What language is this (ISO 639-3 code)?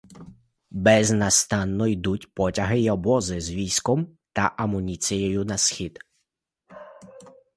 ukr